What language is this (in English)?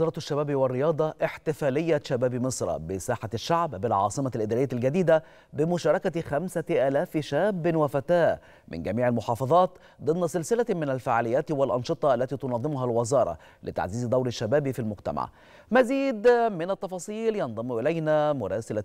Arabic